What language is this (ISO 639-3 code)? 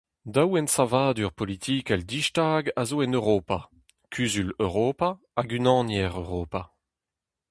bre